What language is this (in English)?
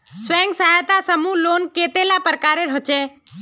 Magahi